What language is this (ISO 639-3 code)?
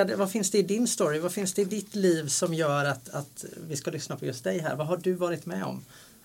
swe